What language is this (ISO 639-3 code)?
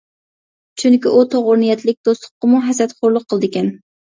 uig